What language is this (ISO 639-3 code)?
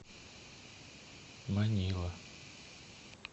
rus